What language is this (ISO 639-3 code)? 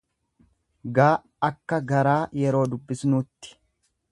orm